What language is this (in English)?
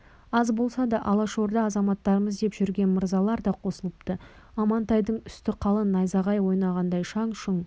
Kazakh